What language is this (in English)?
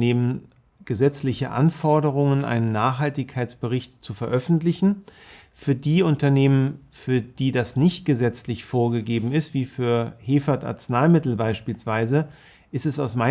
German